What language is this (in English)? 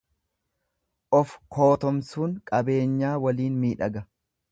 Oromo